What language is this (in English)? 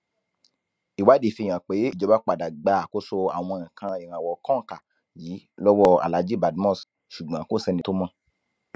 Yoruba